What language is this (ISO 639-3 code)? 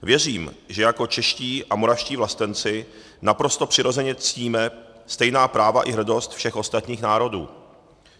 ces